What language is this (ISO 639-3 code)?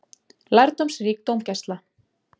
isl